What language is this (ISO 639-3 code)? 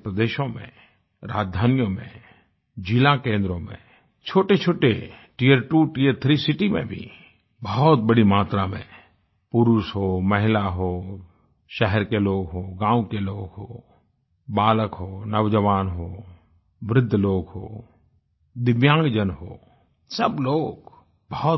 hin